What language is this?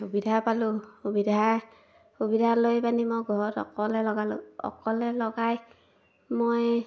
Assamese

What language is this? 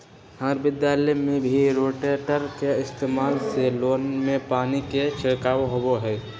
Magahi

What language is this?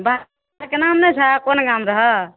Maithili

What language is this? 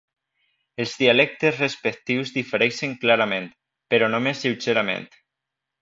Catalan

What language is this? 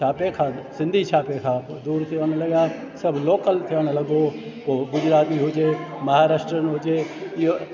Sindhi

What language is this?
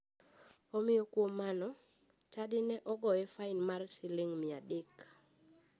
Luo (Kenya and Tanzania)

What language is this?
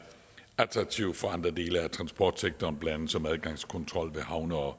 Danish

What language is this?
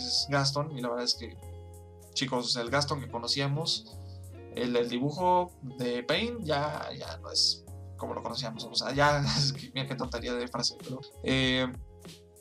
Spanish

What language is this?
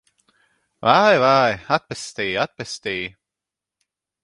Latvian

